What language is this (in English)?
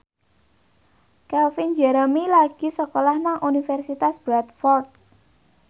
Javanese